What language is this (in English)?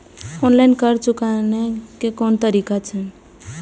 Maithili